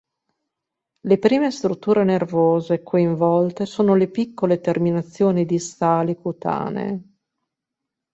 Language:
Italian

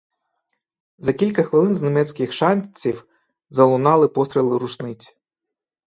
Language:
Ukrainian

